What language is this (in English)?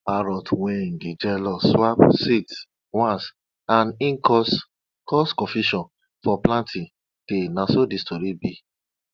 Nigerian Pidgin